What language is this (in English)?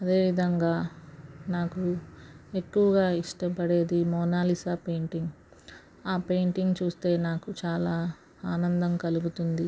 Telugu